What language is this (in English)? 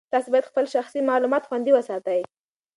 Pashto